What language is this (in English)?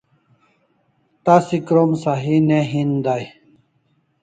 Kalasha